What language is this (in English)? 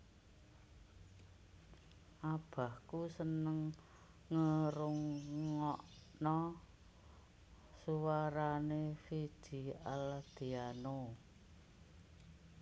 Javanese